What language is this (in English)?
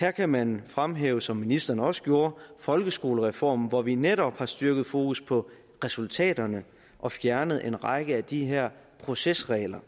Danish